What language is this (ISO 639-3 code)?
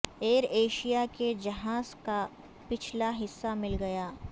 urd